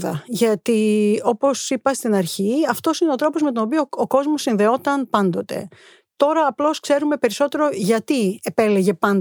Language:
Greek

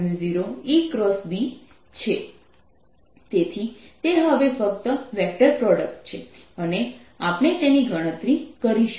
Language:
Gujarati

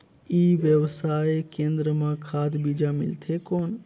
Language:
Chhattisgarhi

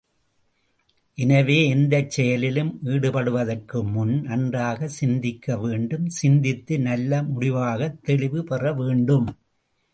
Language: Tamil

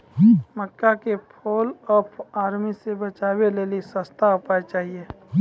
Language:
Maithili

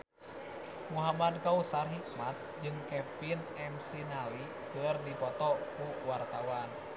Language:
Sundanese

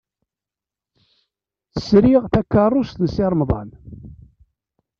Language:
Kabyle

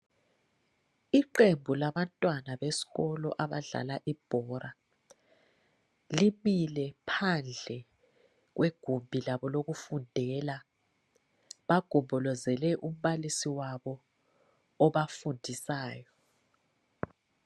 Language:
North Ndebele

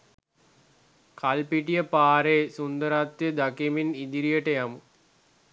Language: Sinhala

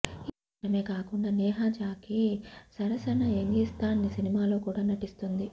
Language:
Telugu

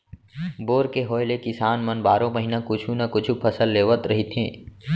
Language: Chhattisgarhi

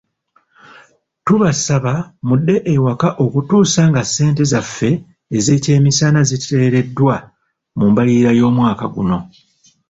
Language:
Ganda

